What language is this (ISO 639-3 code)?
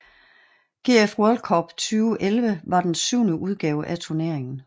dan